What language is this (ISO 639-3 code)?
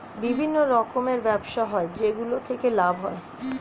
ben